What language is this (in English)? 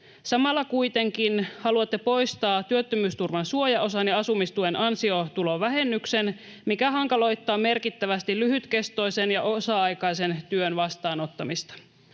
Finnish